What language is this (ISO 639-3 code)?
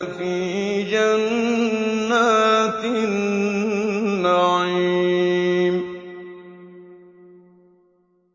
ara